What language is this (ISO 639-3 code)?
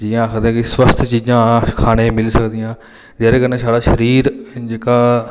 doi